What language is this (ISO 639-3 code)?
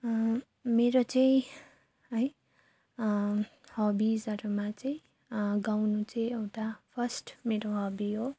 nep